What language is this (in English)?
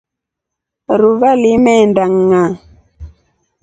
Rombo